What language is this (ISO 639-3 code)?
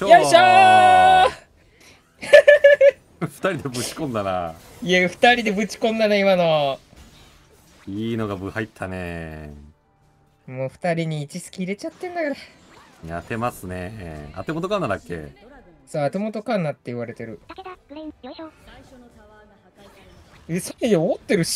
jpn